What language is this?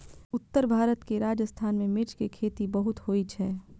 Maithili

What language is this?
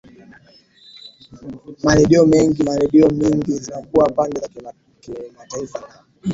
Swahili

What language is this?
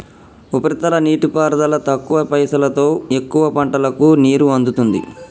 Telugu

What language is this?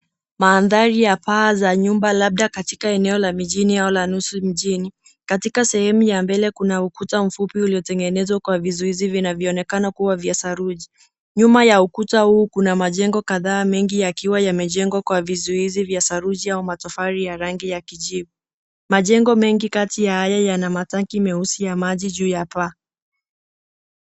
Swahili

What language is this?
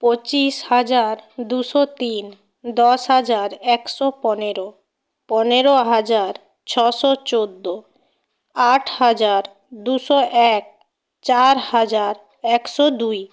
Bangla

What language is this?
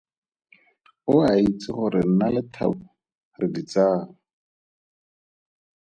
Tswana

